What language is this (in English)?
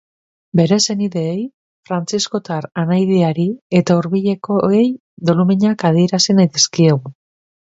Basque